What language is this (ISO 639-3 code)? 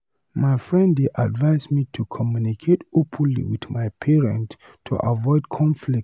pcm